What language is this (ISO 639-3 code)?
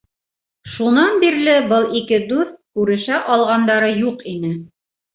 bak